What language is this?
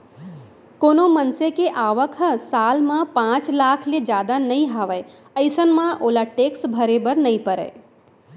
Chhattisgarhi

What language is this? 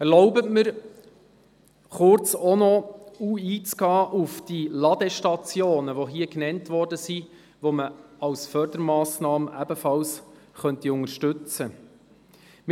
Swiss German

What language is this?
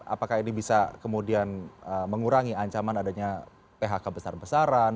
Indonesian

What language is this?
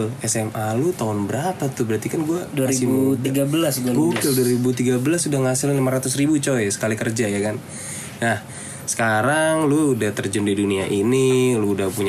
Indonesian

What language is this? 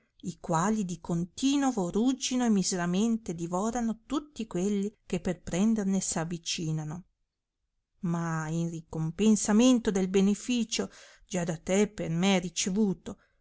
Italian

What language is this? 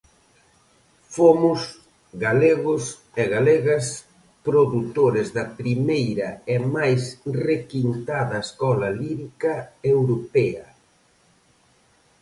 Galician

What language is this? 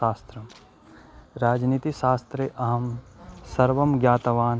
Sanskrit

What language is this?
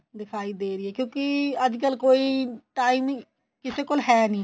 Punjabi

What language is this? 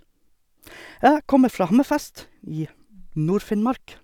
Norwegian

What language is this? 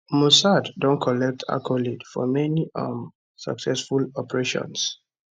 Nigerian Pidgin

